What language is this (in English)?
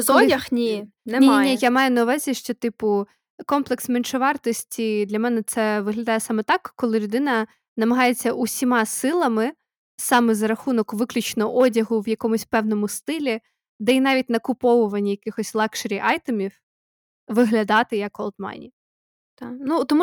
Ukrainian